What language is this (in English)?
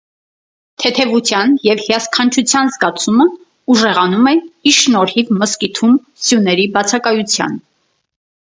Armenian